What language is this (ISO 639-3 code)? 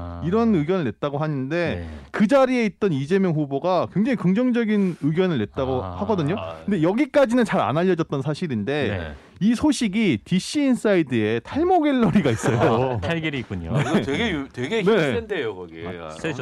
kor